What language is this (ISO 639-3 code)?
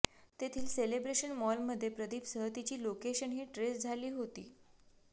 mar